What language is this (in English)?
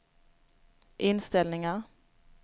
Swedish